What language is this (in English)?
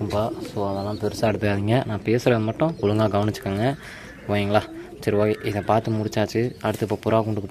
Tamil